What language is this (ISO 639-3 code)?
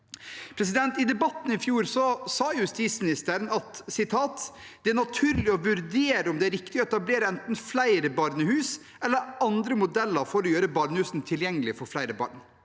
nor